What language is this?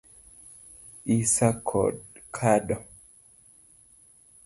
Luo (Kenya and Tanzania)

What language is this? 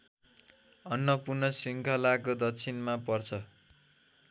Nepali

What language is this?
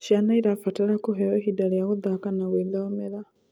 Kikuyu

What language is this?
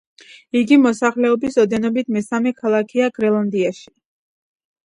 Georgian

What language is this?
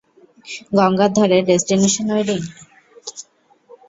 Bangla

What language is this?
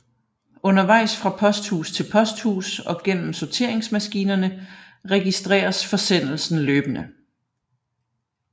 Danish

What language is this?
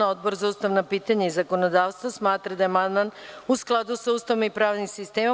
Serbian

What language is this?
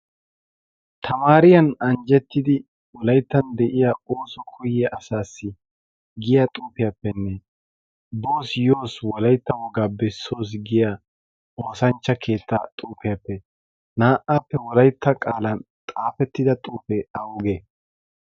Wolaytta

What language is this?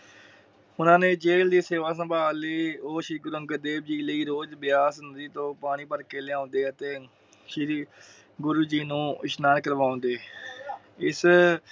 Punjabi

